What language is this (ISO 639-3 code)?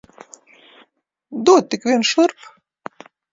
lav